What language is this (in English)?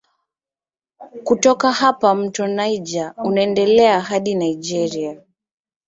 Swahili